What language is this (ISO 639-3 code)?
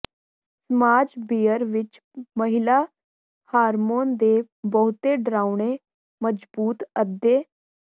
pan